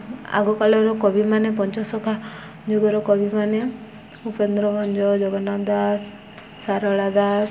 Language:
Odia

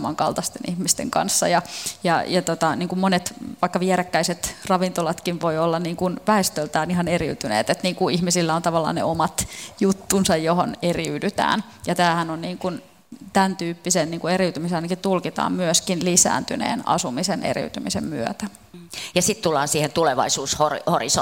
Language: Finnish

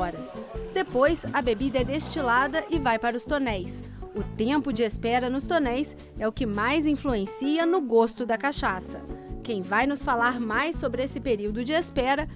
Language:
Portuguese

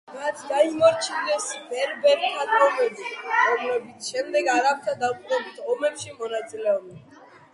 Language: Georgian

